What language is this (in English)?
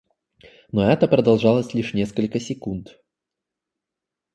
Russian